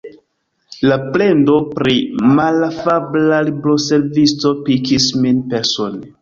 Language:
Esperanto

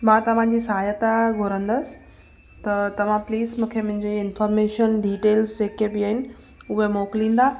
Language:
Sindhi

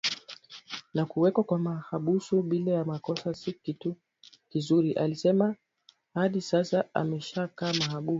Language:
Swahili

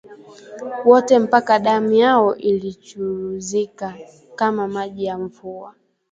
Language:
Swahili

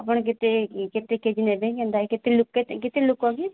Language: Odia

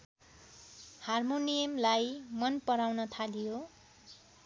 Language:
Nepali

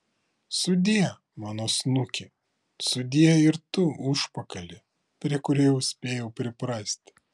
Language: Lithuanian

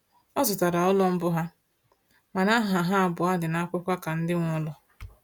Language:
Igbo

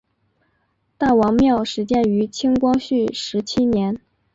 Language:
Chinese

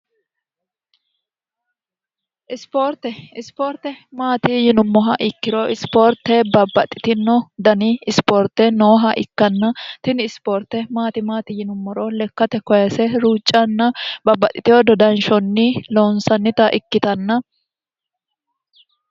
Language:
Sidamo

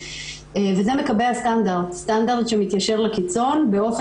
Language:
Hebrew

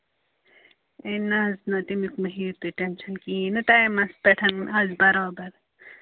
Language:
Kashmiri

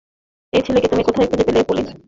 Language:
Bangla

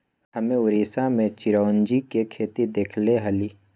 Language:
Magahi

